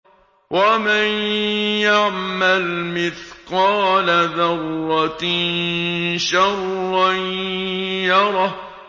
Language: Arabic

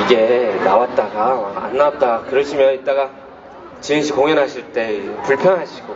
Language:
Korean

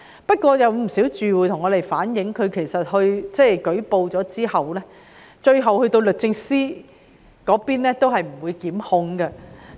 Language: Cantonese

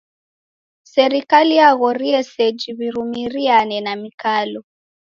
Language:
Taita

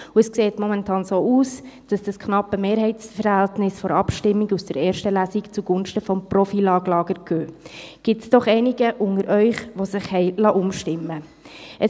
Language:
Swiss German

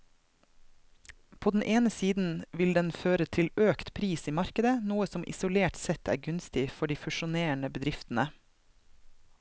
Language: Norwegian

